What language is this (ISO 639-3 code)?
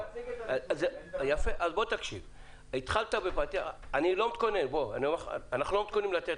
heb